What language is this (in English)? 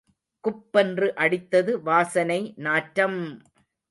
Tamil